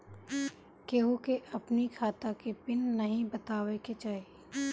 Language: Bhojpuri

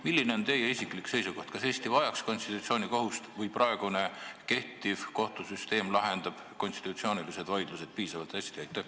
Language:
Estonian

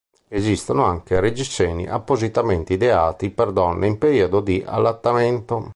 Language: Italian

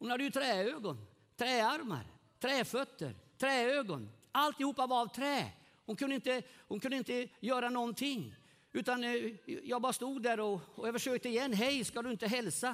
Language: Swedish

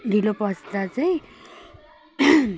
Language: Nepali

